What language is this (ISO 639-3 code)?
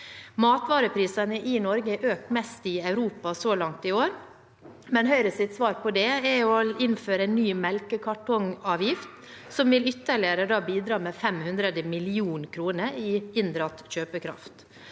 nor